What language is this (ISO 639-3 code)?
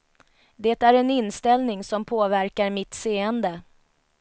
swe